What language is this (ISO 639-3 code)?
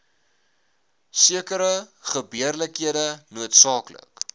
afr